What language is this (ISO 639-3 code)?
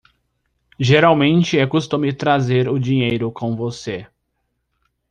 por